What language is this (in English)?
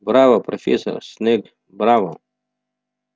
Russian